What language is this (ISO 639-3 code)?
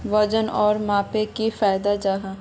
mag